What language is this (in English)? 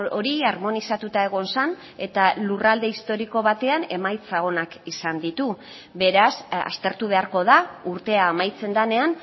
Basque